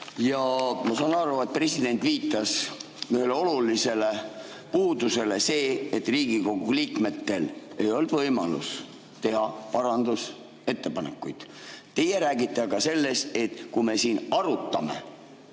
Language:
Estonian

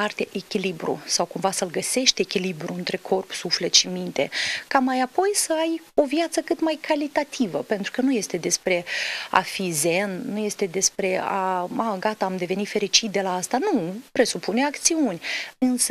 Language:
Romanian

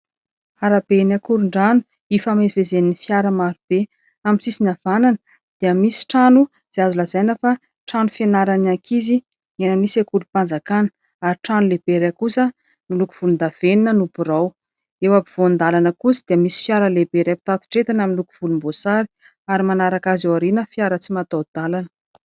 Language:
Malagasy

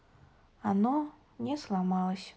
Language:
Russian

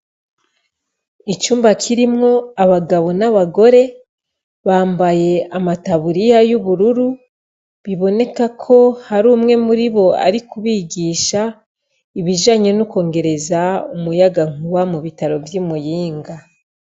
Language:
Rundi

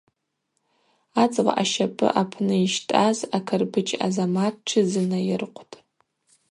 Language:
Abaza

